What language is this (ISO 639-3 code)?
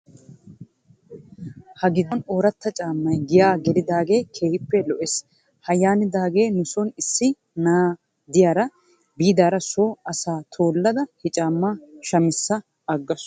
wal